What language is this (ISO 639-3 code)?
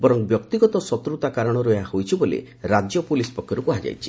ori